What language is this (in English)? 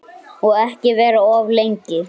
Icelandic